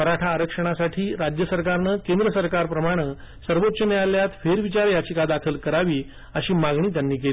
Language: Marathi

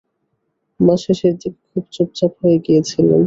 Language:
Bangla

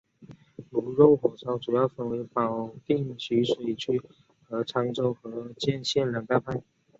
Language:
Chinese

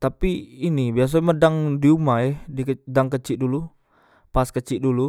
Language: Musi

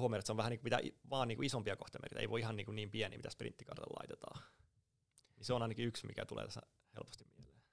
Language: Finnish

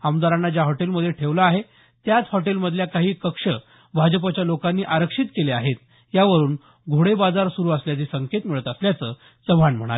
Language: Marathi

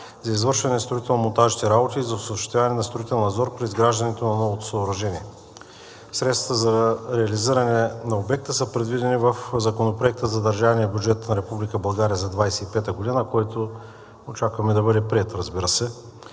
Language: Bulgarian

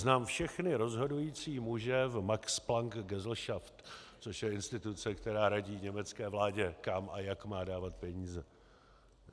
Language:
Czech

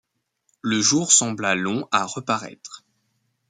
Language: French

